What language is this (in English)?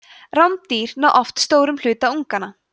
Icelandic